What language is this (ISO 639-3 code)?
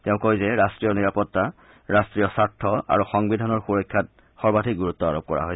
asm